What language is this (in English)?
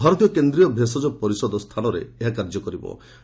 Odia